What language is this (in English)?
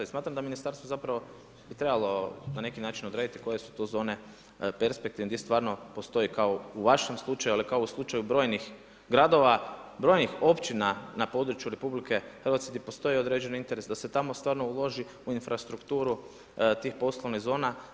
Croatian